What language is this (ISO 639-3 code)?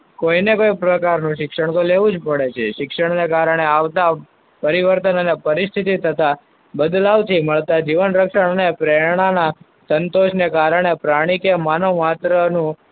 guj